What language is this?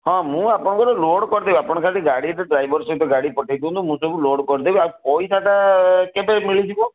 Odia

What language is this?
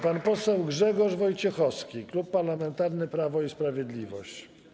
Polish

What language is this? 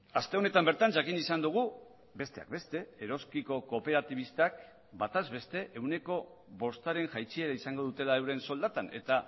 Basque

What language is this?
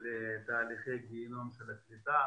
Hebrew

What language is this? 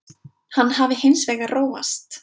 Icelandic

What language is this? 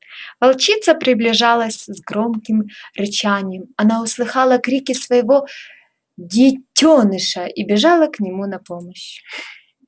Russian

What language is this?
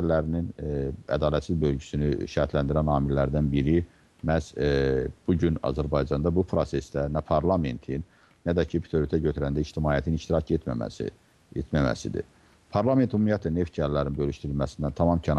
Turkish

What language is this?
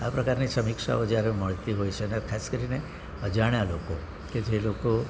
Gujarati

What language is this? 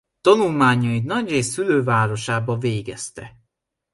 Hungarian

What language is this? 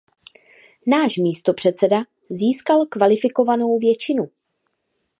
Czech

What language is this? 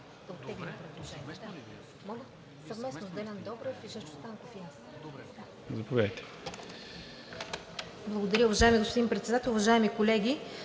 Bulgarian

